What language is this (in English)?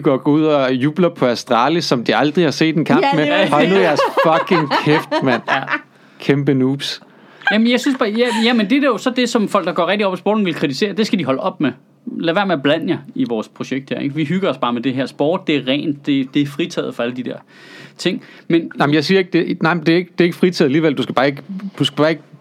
Danish